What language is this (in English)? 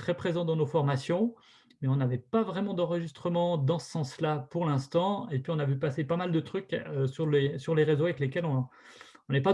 French